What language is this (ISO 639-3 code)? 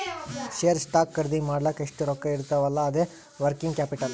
kan